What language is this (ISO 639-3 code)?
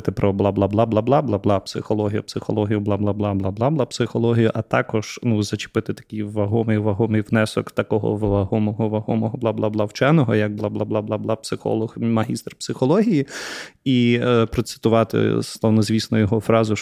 ukr